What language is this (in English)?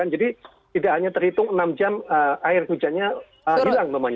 Indonesian